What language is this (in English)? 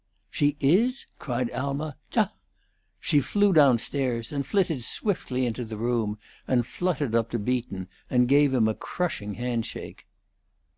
English